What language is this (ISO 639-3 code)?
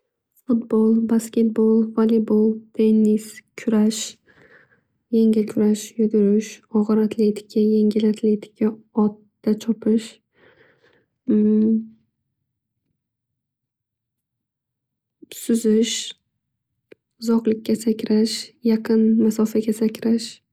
uzb